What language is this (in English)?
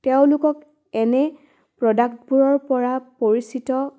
Assamese